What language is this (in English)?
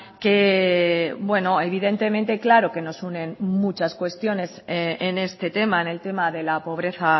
Spanish